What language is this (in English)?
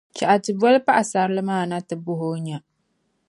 Dagbani